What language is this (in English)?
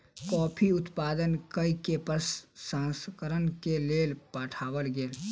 Maithili